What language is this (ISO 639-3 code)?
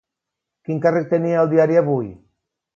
cat